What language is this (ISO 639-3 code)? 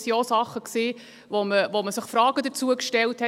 gsw